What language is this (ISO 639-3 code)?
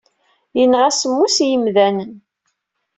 kab